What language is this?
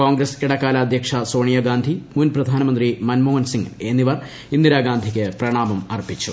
Malayalam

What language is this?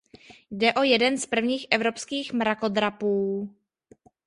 Czech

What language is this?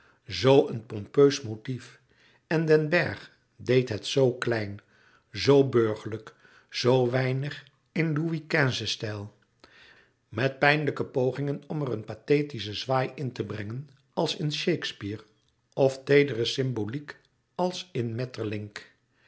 Dutch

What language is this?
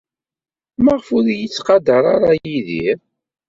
Kabyle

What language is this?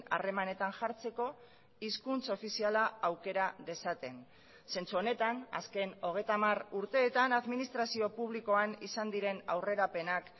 Basque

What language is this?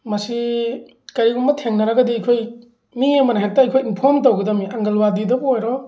Manipuri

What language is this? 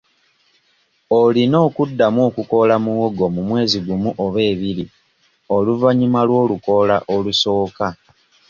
Ganda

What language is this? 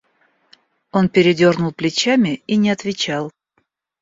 Russian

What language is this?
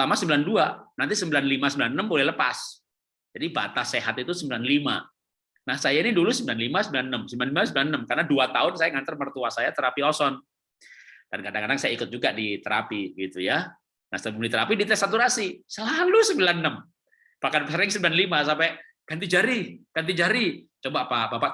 Indonesian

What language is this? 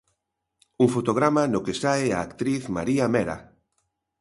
Galician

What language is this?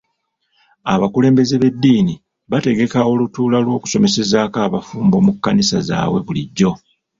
Ganda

